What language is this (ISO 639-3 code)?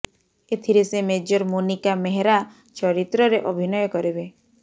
ori